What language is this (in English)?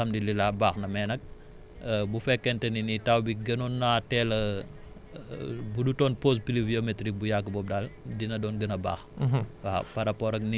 Wolof